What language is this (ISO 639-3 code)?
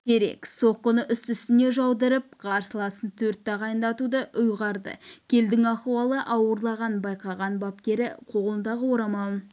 kaz